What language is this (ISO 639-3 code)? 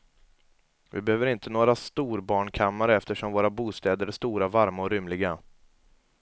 swe